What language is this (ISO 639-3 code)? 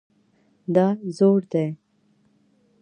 pus